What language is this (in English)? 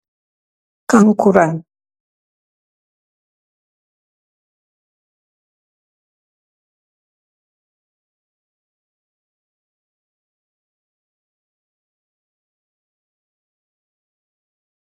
Wolof